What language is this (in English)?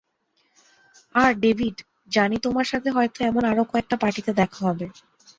Bangla